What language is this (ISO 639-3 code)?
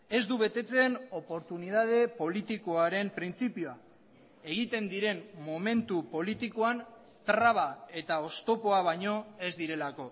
eus